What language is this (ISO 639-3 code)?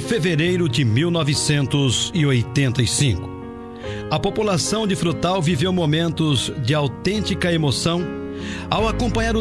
por